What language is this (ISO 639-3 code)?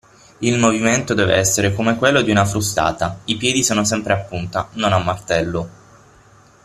ita